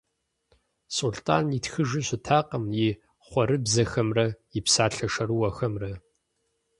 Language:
Kabardian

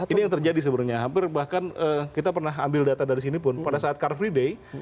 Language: Indonesian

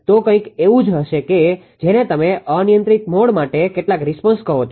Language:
Gujarati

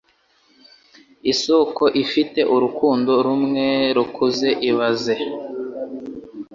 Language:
Kinyarwanda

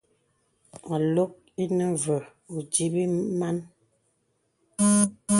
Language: Bebele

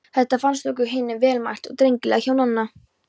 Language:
Icelandic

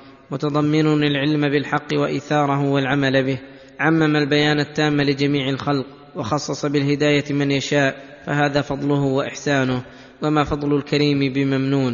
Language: Arabic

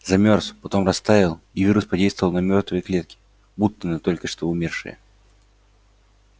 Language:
Russian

